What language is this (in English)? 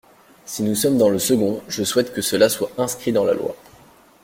French